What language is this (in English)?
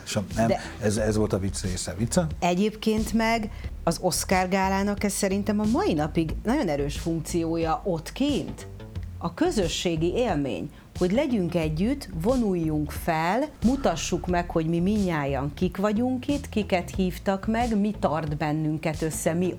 Hungarian